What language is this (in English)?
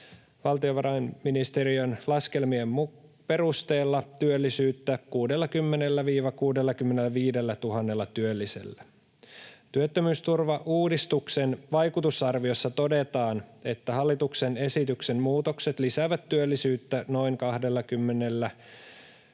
Finnish